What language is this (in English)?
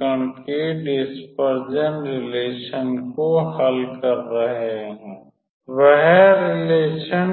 Hindi